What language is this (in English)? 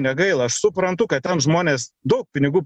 Lithuanian